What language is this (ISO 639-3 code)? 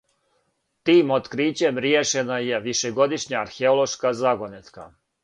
srp